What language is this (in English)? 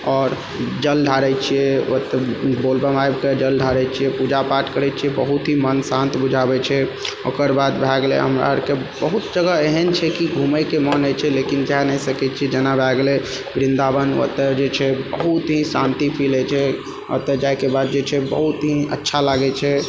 Maithili